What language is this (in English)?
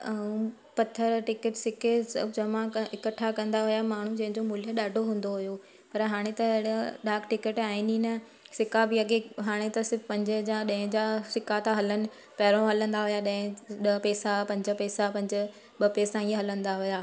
Sindhi